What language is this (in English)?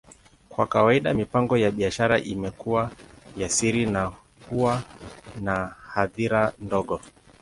Swahili